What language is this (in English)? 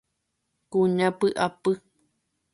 Guarani